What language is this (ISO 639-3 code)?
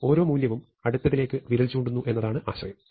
mal